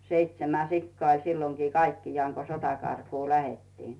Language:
Finnish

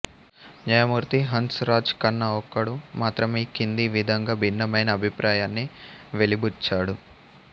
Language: Telugu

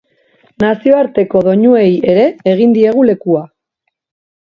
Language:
Basque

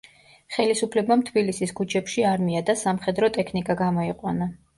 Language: Georgian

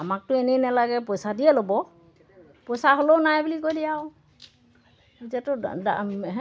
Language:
Assamese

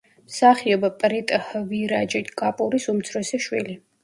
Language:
Georgian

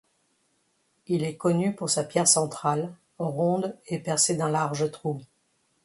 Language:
French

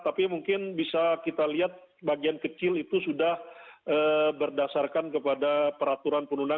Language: Indonesian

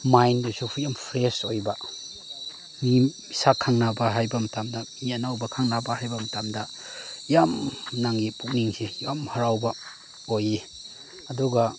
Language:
Manipuri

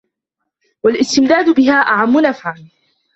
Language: Arabic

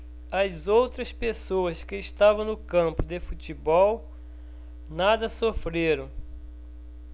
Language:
Portuguese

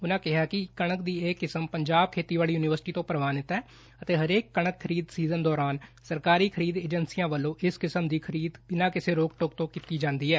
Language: Punjabi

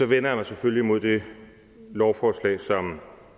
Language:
Danish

